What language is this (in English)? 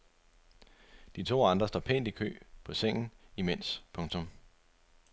Danish